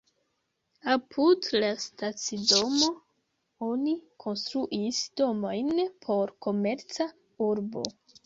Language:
Esperanto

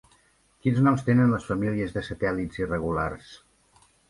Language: Catalan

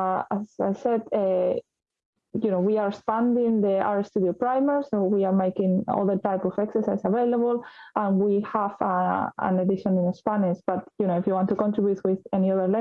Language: English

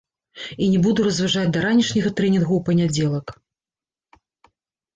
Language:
Belarusian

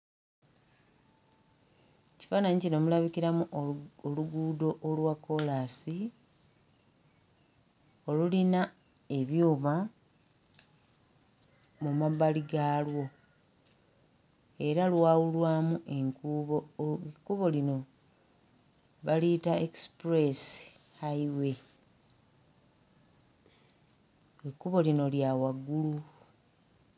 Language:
Ganda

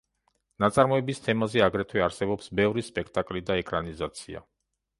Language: Georgian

